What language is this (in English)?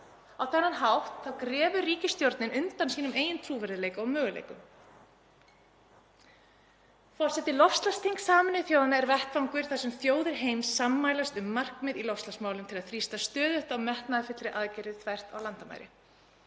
Icelandic